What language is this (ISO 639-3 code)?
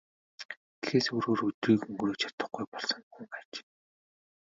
mon